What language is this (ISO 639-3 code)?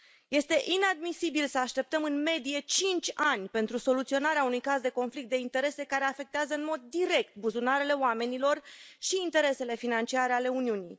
ron